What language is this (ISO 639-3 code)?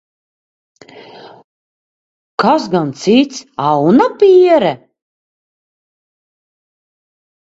lav